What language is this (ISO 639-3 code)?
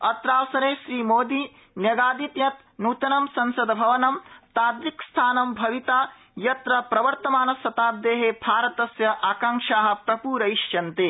san